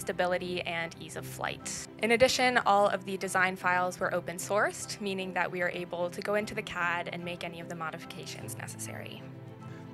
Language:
English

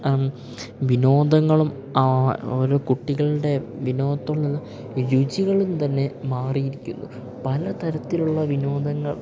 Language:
Malayalam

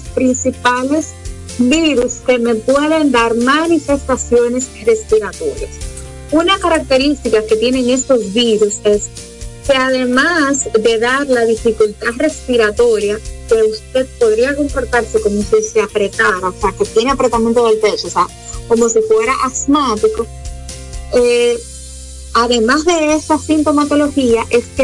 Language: Spanish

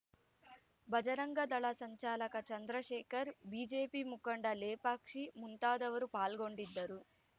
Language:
Kannada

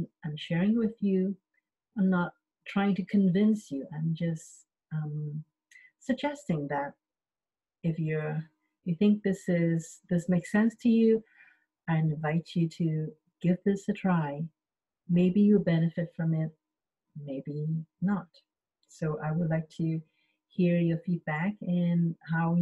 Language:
English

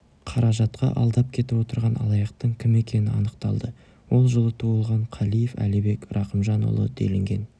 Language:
Kazakh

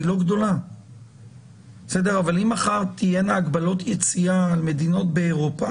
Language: Hebrew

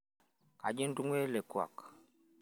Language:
Masai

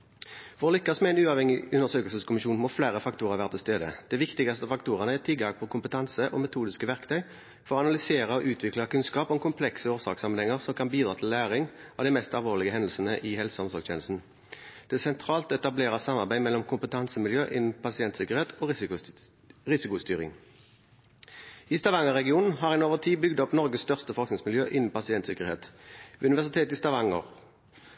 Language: Norwegian Bokmål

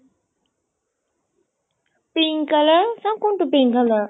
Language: Assamese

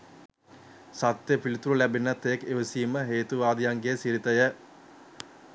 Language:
Sinhala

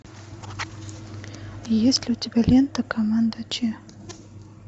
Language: Russian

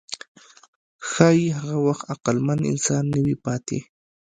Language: Pashto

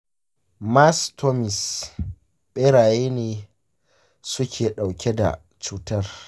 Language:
Hausa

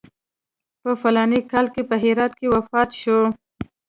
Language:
Pashto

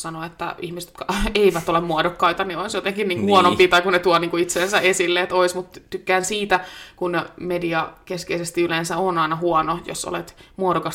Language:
Finnish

